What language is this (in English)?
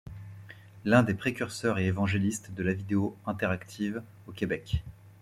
French